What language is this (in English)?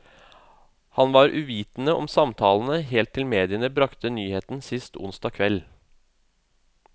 Norwegian